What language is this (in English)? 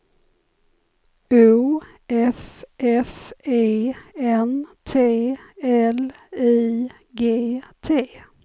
Swedish